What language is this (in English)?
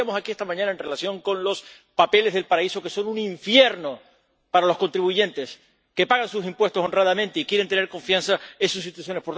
Spanish